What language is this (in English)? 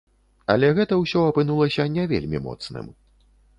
Belarusian